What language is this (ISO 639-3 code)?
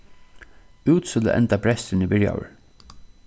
fao